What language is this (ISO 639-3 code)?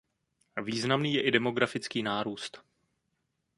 ces